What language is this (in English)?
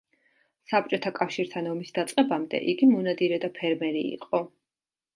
Georgian